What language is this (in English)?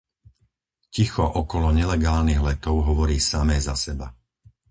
Slovak